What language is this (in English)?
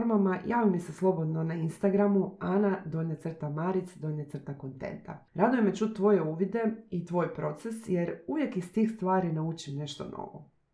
Croatian